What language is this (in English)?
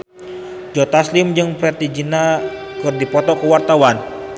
Sundanese